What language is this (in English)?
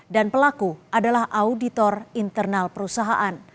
Indonesian